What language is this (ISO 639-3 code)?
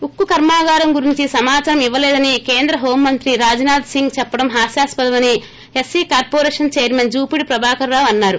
tel